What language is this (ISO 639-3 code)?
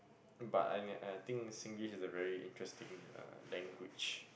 eng